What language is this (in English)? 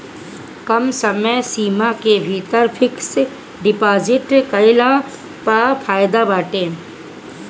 Bhojpuri